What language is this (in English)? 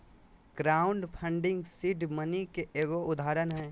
Magahi